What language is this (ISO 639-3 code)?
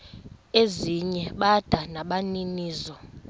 xho